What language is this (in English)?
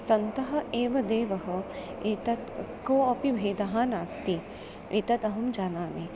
Sanskrit